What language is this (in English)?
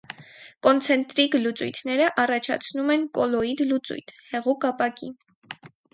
Armenian